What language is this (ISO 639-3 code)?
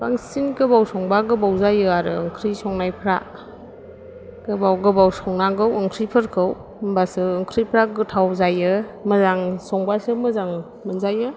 brx